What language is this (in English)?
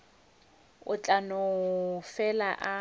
Northern Sotho